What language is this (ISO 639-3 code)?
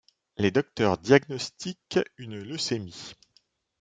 fra